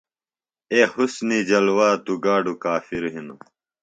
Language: Phalura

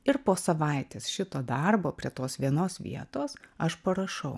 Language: Lithuanian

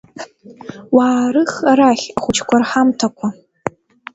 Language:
Abkhazian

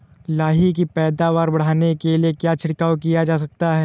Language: Hindi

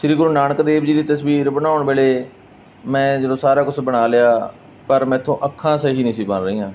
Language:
Punjabi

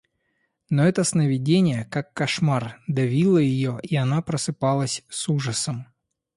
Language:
Russian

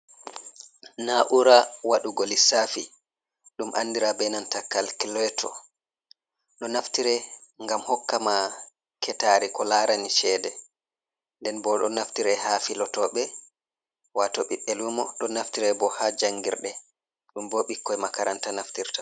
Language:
Fula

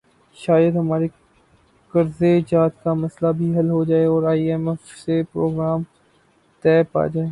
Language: Urdu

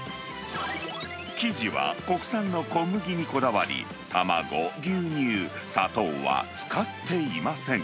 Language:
Japanese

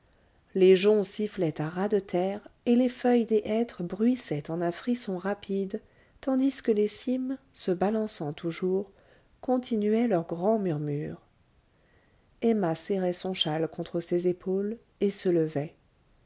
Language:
French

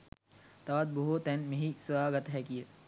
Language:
Sinhala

